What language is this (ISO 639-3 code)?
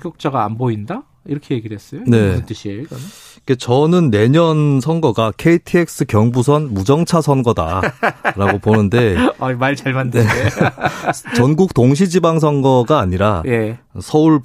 kor